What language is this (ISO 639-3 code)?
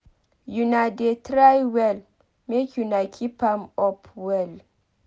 pcm